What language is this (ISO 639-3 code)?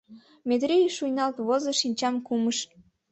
chm